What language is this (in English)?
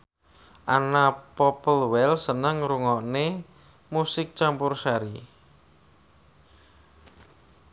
Javanese